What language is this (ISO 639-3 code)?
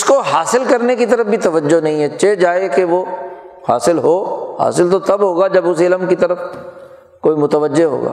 urd